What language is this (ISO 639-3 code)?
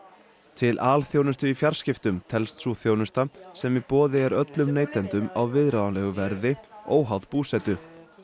isl